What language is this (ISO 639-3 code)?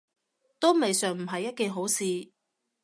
yue